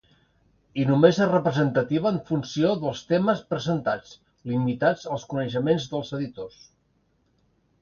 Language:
Catalan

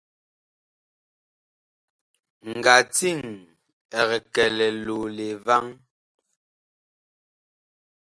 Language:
Bakoko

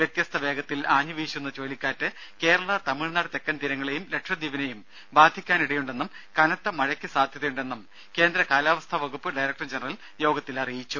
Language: Malayalam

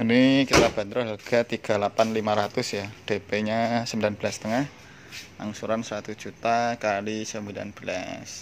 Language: Indonesian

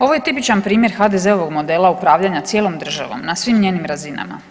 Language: Croatian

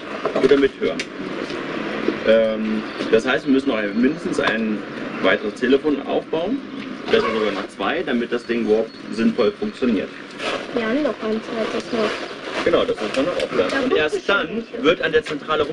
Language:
German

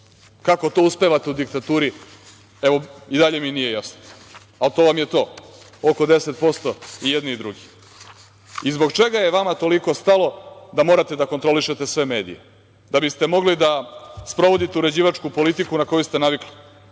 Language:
Serbian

